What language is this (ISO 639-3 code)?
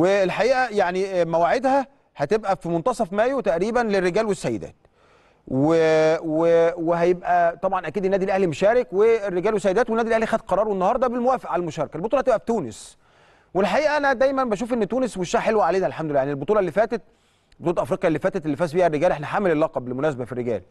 ara